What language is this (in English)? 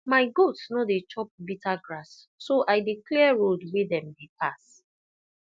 Nigerian Pidgin